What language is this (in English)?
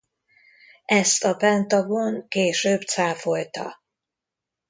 Hungarian